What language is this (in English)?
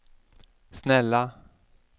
Swedish